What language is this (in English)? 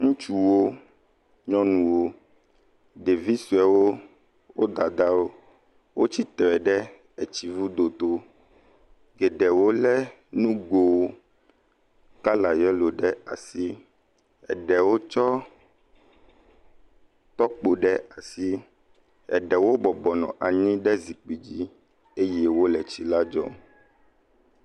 Ewe